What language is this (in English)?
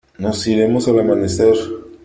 Spanish